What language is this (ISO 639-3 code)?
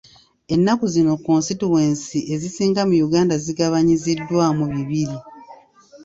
lug